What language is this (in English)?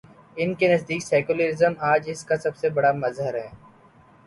Urdu